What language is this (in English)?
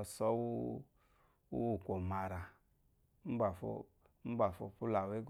Eloyi